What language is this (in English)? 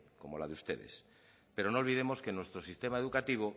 Spanish